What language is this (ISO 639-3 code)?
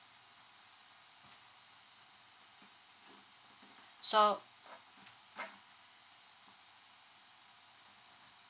eng